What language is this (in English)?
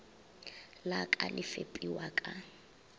Northern Sotho